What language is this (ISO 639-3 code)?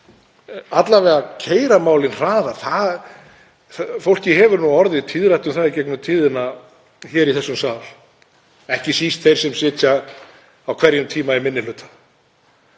isl